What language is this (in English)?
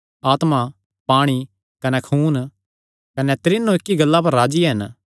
Kangri